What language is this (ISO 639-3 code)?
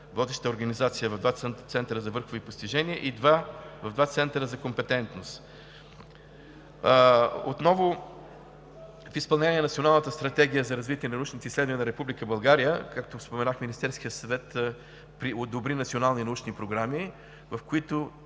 bul